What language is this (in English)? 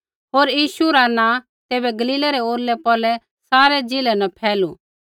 Kullu Pahari